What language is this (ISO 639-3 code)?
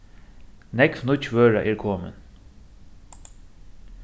fao